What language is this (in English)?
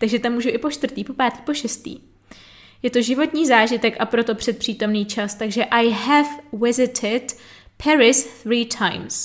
Czech